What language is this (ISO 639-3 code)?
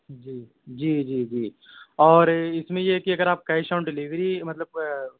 urd